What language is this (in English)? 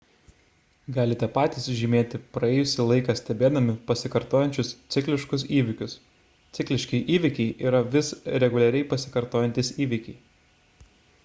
Lithuanian